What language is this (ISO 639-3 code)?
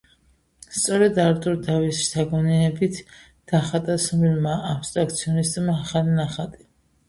kat